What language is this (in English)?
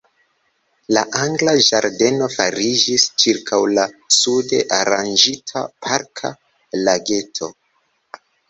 Esperanto